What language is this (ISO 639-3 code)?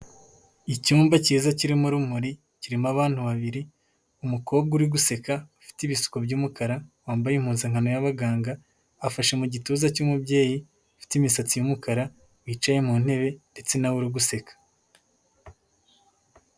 kin